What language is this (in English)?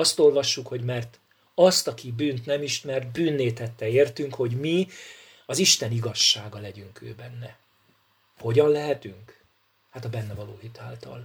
Hungarian